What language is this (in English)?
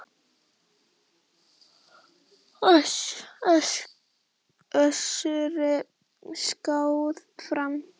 Icelandic